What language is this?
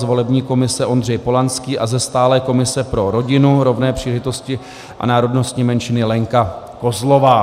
Czech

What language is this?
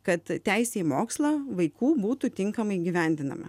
Lithuanian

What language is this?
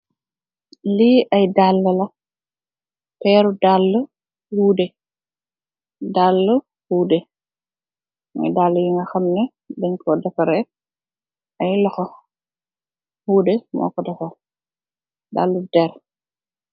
Wolof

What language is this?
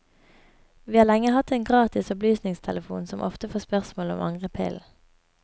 Norwegian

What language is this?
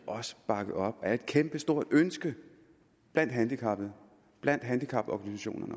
Danish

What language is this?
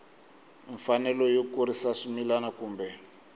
Tsonga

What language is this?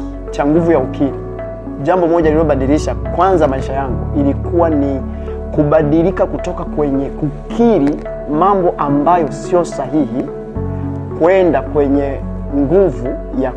Swahili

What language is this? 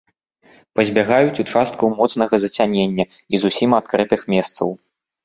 Belarusian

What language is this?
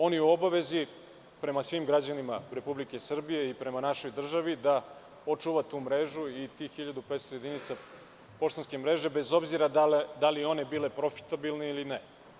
Serbian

